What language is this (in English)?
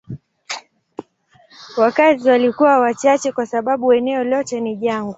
Swahili